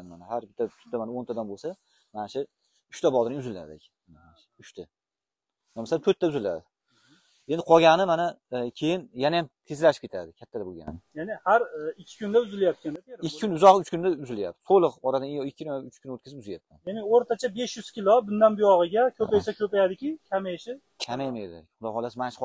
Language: Turkish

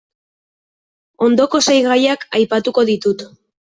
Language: Basque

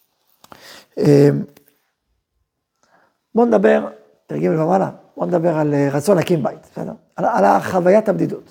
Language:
Hebrew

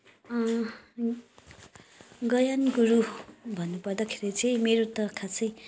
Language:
Nepali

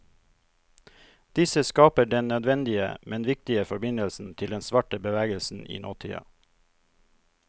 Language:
Norwegian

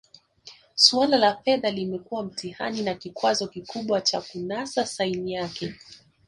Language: Swahili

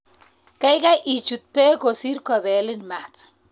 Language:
Kalenjin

